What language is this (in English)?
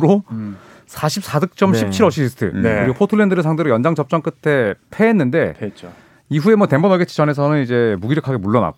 Korean